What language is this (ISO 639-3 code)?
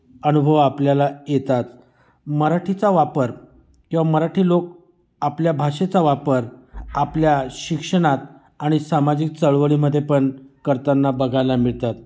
mar